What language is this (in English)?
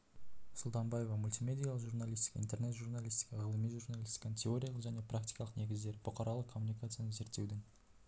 Kazakh